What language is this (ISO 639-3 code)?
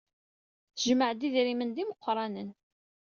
kab